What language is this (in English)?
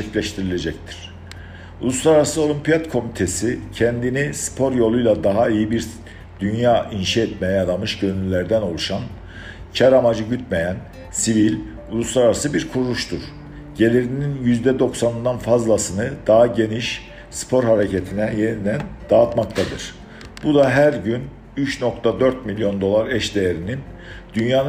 Turkish